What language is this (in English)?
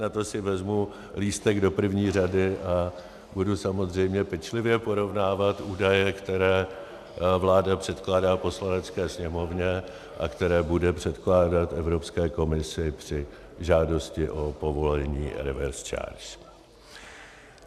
Czech